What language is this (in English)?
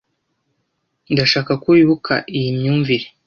Kinyarwanda